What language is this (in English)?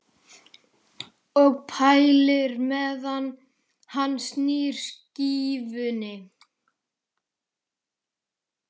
Icelandic